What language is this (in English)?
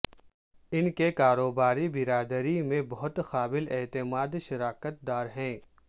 Urdu